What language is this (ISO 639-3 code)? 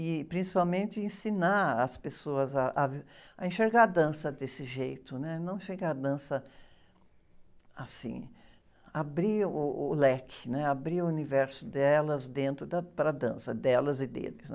por